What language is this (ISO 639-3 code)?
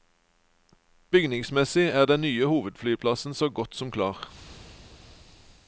nor